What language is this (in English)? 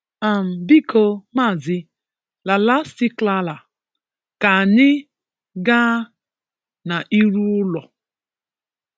Igbo